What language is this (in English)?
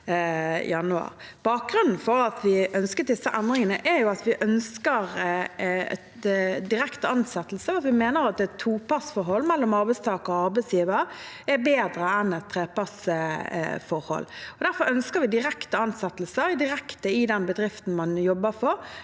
Norwegian